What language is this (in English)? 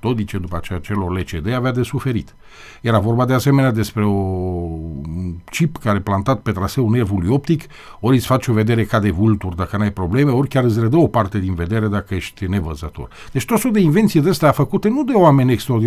Romanian